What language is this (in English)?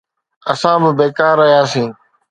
Sindhi